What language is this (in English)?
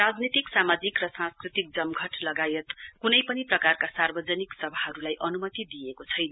Nepali